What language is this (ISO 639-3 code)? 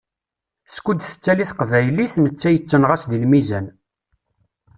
kab